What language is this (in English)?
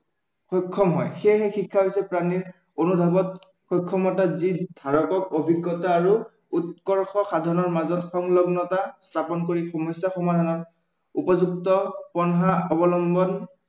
Assamese